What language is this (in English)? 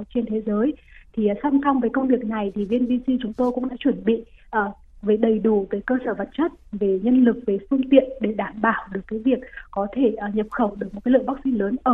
Vietnamese